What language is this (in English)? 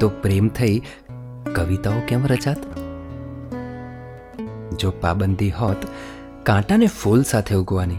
Gujarati